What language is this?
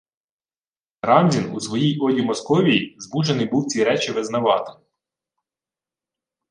Ukrainian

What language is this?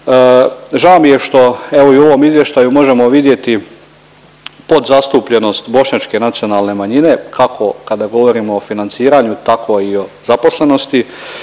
Croatian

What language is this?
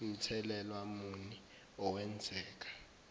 Zulu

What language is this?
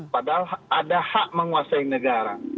Indonesian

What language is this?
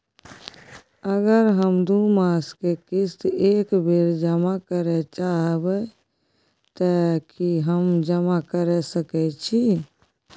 Maithili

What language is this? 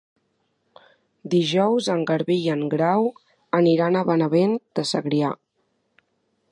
Catalan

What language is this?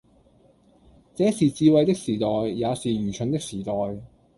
Cantonese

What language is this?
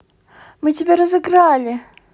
Russian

